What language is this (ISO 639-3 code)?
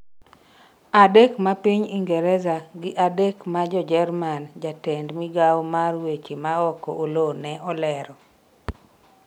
luo